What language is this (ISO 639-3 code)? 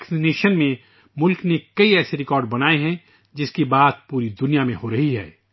urd